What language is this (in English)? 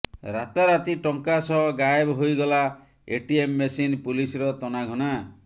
Odia